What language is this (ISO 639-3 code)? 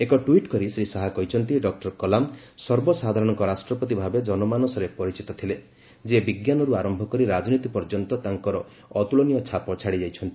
ori